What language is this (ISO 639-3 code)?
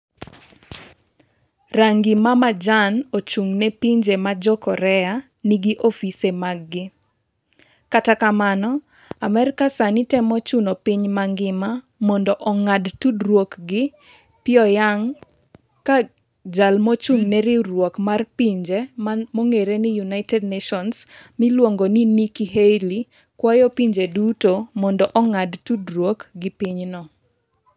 luo